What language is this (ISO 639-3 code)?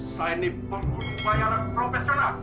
ind